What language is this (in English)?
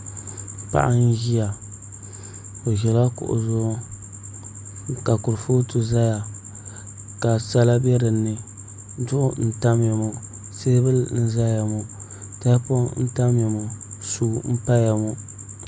Dagbani